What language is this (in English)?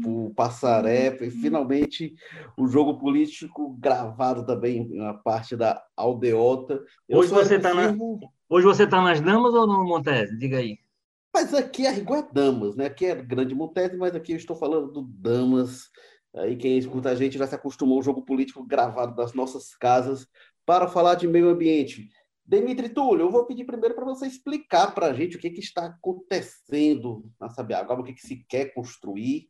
Portuguese